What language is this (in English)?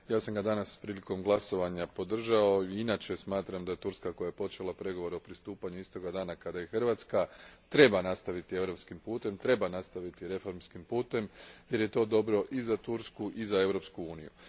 Croatian